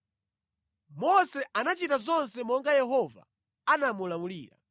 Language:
Nyanja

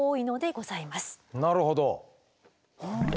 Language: Japanese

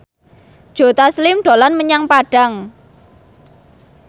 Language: Javanese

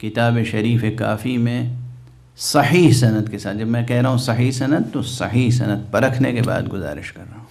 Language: Hindi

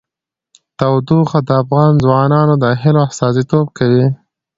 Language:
Pashto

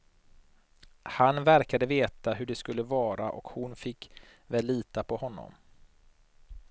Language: Swedish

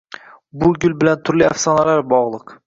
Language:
Uzbek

